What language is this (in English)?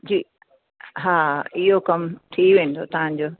Sindhi